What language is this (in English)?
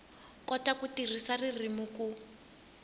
Tsonga